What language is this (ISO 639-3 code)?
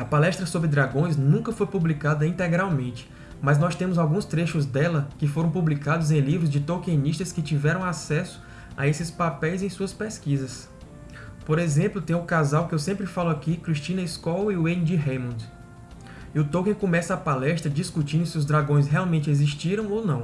por